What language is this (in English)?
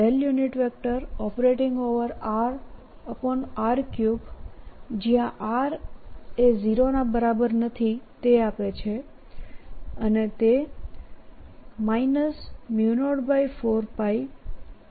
Gujarati